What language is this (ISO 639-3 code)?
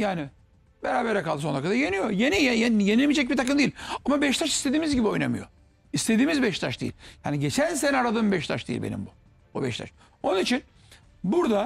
tur